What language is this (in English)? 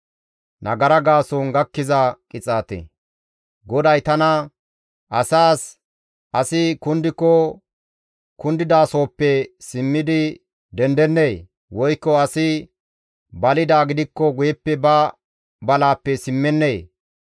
Gamo